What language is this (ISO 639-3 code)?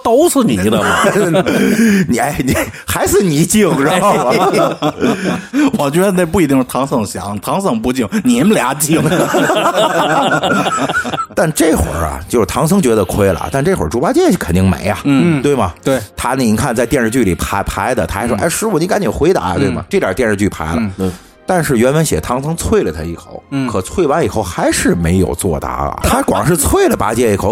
zho